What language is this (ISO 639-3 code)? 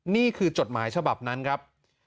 tha